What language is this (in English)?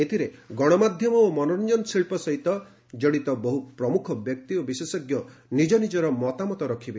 Odia